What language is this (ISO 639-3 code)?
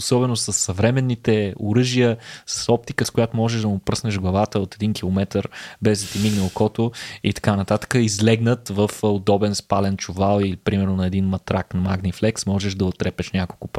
bul